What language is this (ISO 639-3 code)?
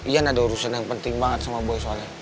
ind